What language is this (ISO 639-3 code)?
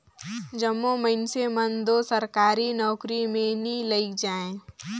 hne